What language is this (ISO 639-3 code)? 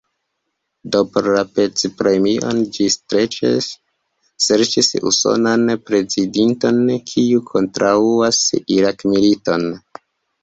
epo